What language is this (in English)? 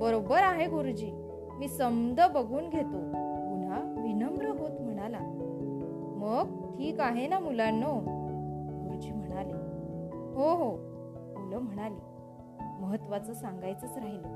Marathi